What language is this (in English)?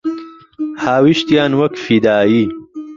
Central Kurdish